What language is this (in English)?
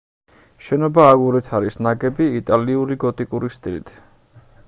Georgian